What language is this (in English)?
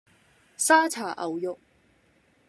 Cantonese